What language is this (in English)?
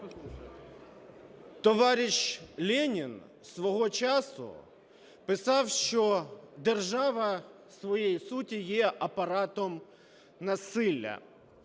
Ukrainian